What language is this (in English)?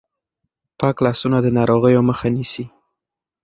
Pashto